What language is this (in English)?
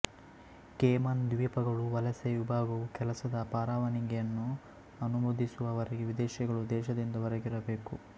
Kannada